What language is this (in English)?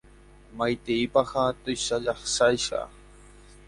Guarani